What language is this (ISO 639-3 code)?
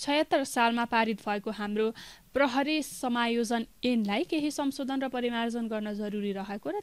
tur